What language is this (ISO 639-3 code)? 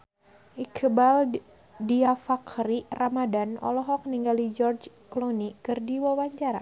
sun